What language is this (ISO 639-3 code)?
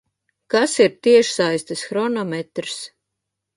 lav